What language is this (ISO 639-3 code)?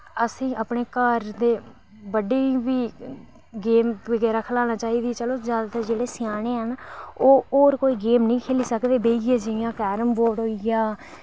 doi